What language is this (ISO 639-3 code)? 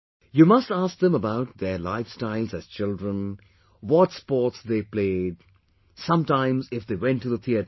eng